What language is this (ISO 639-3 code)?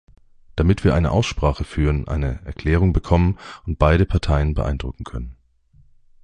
deu